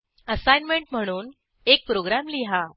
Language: Marathi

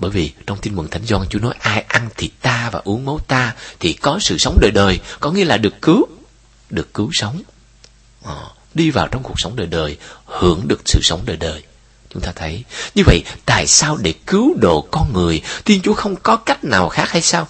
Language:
Vietnamese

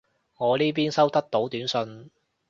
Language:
Cantonese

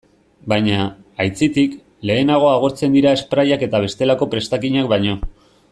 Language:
Basque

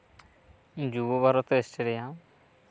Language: Santali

